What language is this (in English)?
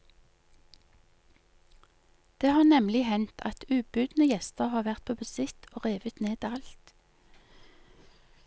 Norwegian